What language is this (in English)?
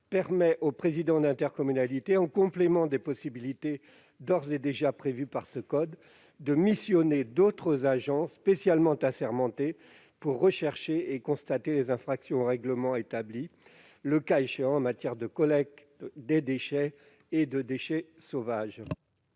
French